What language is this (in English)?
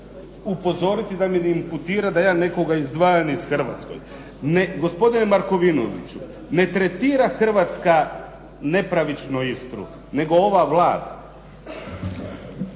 Croatian